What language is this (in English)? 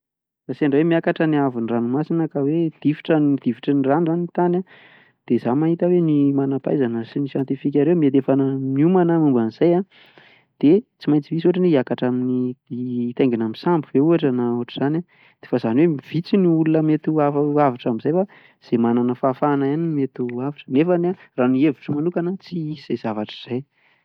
Malagasy